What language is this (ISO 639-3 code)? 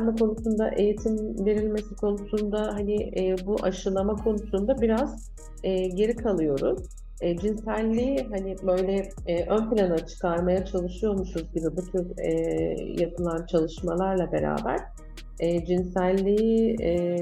tur